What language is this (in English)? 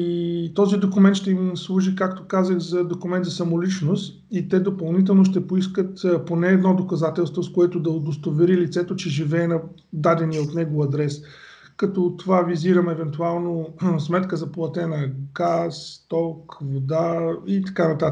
Bulgarian